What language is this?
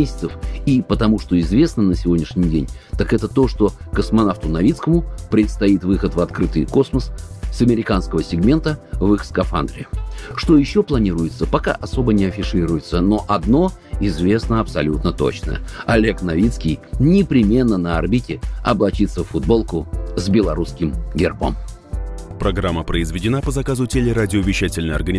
Russian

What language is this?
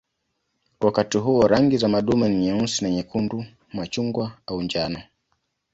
Swahili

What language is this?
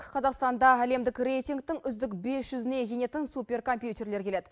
Kazakh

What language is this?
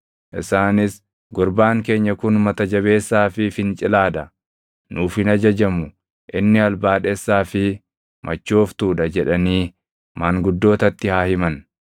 Oromo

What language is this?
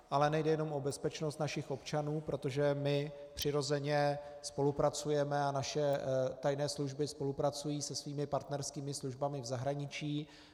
Czech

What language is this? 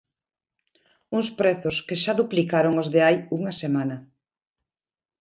Galician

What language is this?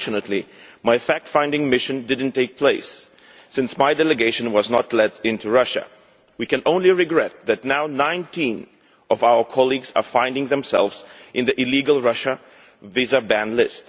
English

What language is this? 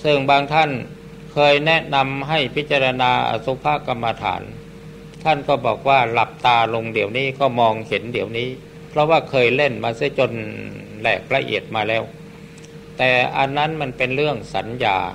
Thai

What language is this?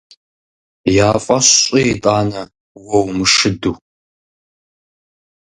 Kabardian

